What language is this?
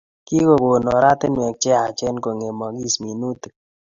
Kalenjin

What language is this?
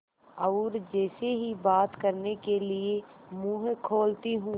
Hindi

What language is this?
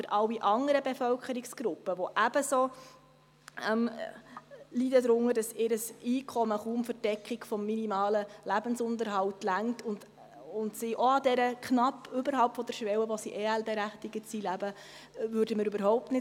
Swiss German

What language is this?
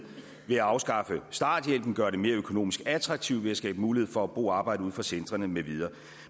Danish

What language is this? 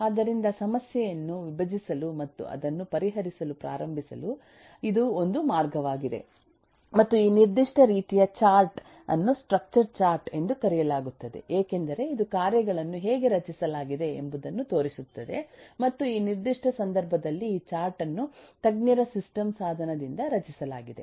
Kannada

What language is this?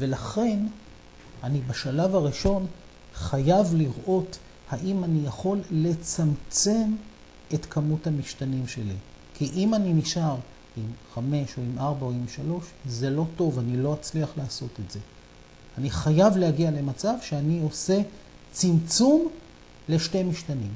Hebrew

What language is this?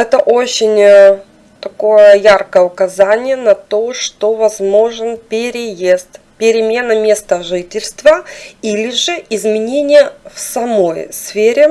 Russian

